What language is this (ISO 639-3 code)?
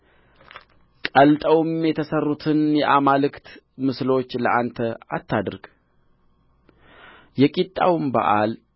amh